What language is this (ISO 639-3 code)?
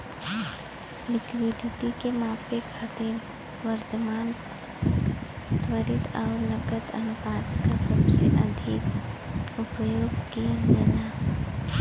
bho